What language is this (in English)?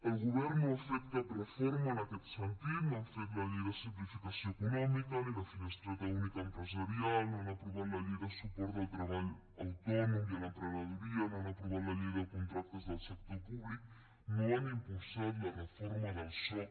Catalan